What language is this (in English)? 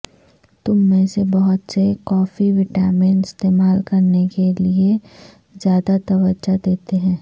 Urdu